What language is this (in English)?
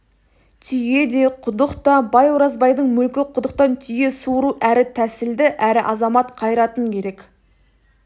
Kazakh